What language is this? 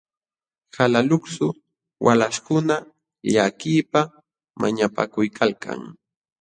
Jauja Wanca Quechua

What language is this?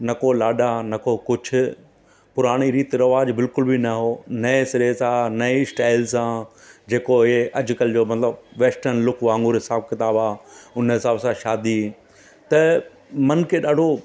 Sindhi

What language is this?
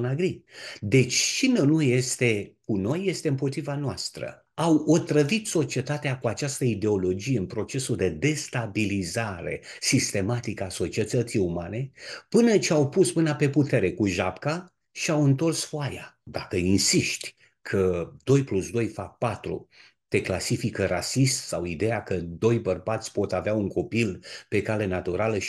Romanian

